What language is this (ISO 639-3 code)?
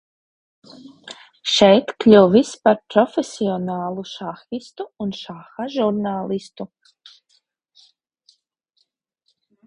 lav